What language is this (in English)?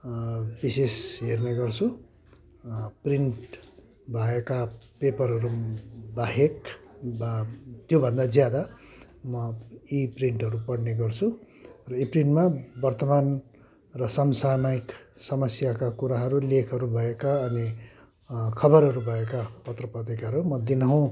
Nepali